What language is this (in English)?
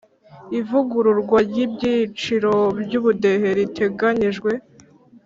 Kinyarwanda